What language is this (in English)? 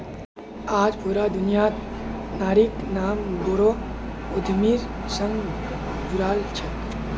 Magahi